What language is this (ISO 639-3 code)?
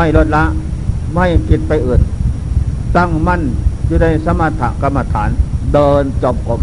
tha